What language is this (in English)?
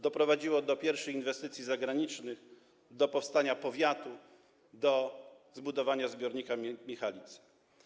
Polish